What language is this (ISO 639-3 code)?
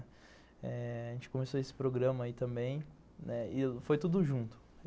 por